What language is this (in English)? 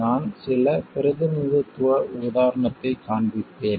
Tamil